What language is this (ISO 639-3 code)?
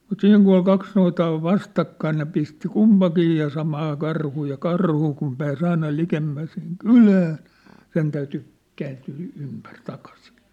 fin